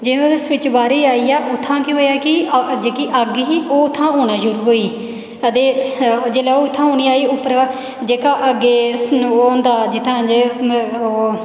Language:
Dogri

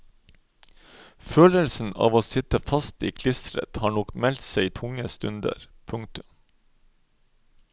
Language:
Norwegian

